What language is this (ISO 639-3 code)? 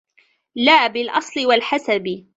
ara